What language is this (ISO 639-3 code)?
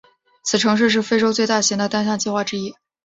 zho